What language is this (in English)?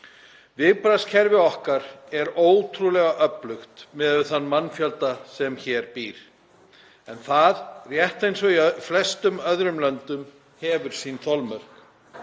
Icelandic